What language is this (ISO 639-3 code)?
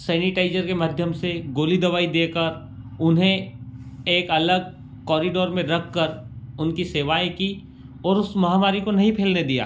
hin